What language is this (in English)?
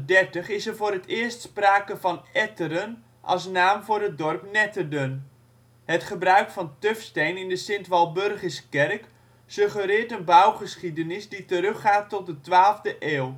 Dutch